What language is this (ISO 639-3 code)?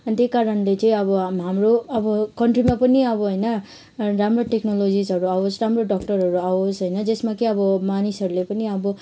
nep